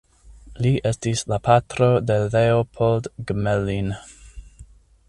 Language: Esperanto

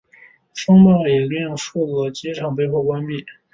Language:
Chinese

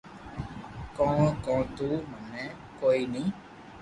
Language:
Loarki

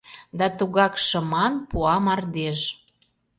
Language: Mari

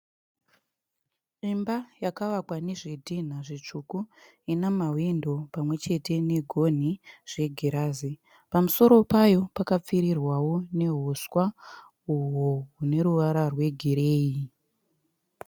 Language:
Shona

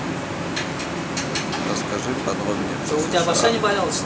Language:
Russian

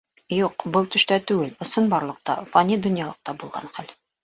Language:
Bashkir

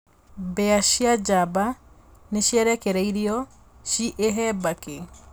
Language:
Kikuyu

